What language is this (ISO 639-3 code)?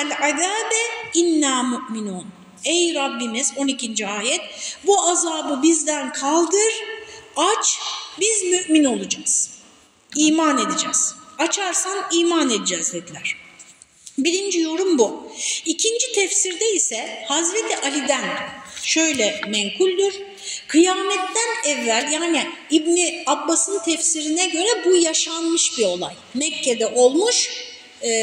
tur